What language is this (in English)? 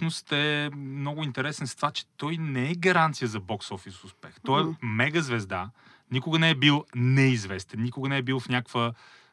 Bulgarian